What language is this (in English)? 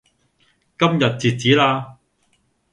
Cantonese